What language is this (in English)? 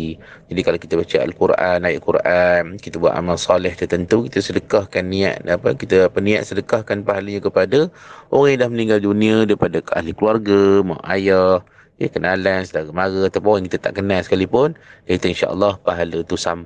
Malay